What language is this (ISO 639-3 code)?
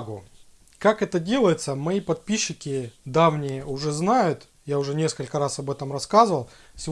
rus